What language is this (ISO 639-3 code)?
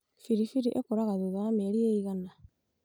kik